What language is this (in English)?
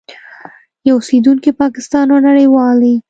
Pashto